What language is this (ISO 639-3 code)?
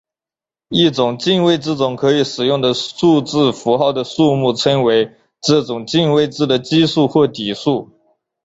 zho